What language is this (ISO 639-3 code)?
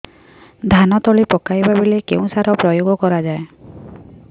ori